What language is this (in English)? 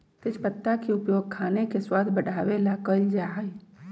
Magahi